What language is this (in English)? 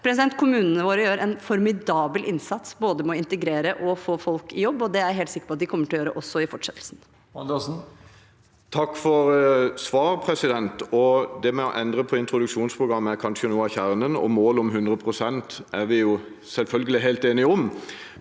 Norwegian